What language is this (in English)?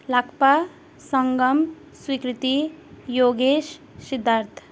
Nepali